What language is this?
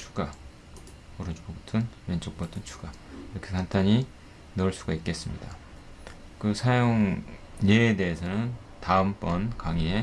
Korean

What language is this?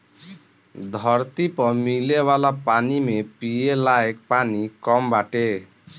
Bhojpuri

